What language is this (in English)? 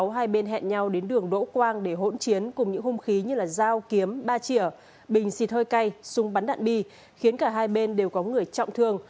Vietnamese